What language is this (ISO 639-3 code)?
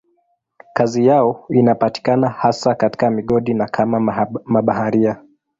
swa